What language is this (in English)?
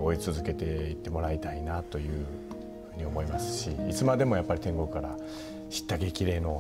Japanese